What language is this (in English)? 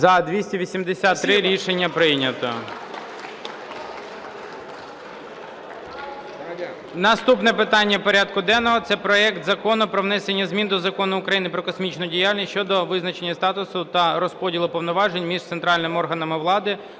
Ukrainian